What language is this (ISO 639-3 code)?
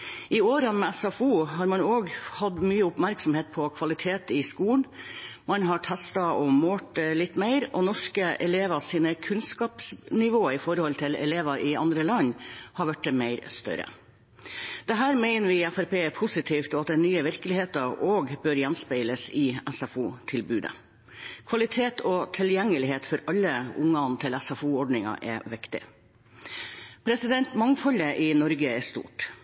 nob